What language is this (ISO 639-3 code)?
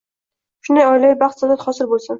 uzb